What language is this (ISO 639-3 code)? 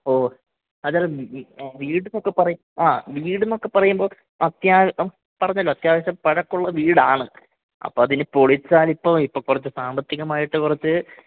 mal